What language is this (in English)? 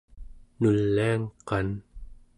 Central Yupik